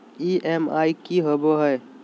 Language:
Magahi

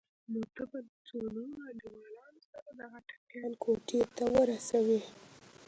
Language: Pashto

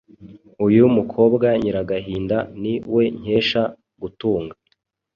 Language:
Kinyarwanda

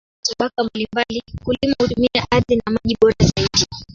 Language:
Swahili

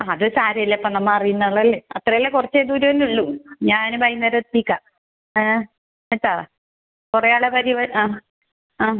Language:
Malayalam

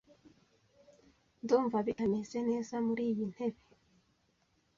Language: Kinyarwanda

